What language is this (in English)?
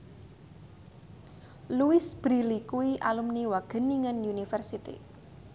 Javanese